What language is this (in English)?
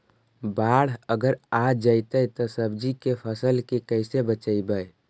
Magahi